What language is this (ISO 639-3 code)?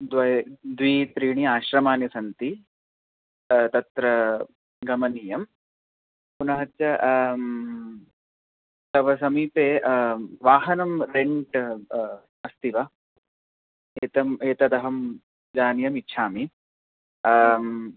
san